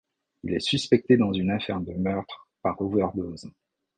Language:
French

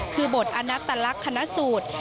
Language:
Thai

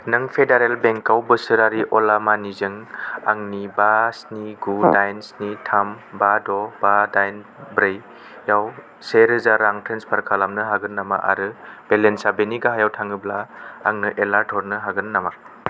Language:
Bodo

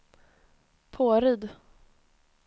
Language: Swedish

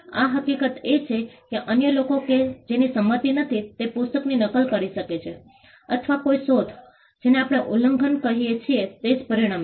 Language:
Gujarati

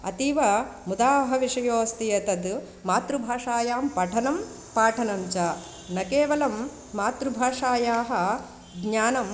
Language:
Sanskrit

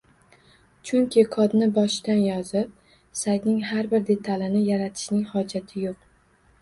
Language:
Uzbek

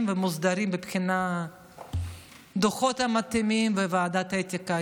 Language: Hebrew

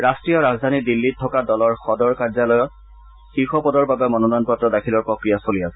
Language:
Assamese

